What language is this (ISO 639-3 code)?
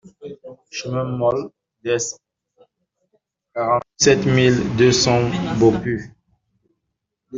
fra